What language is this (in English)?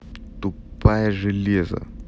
Russian